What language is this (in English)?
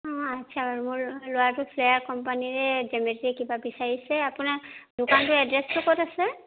Assamese